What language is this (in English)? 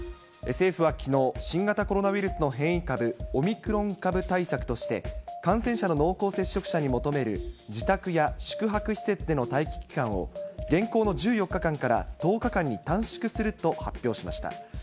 Japanese